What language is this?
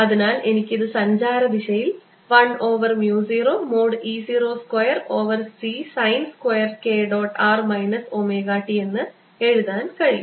Malayalam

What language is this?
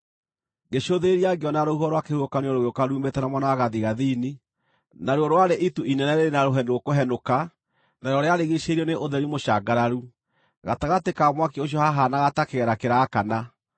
Kikuyu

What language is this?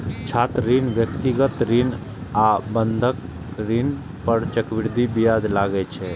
Maithili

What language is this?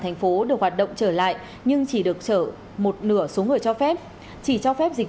Vietnamese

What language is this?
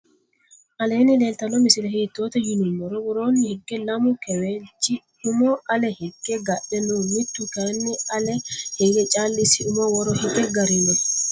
Sidamo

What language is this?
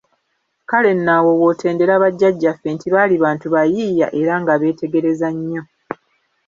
Ganda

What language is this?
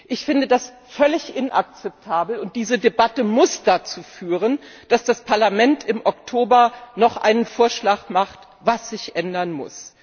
German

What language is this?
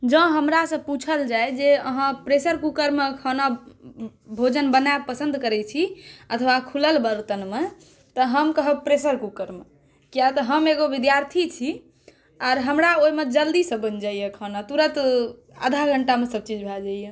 Maithili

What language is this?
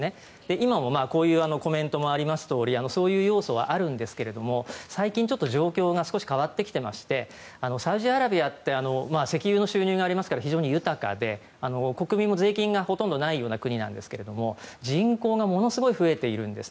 Japanese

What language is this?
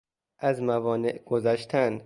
Persian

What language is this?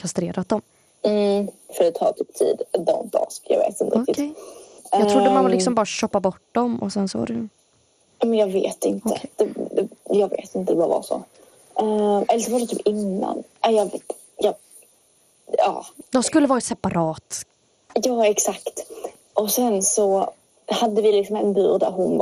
Swedish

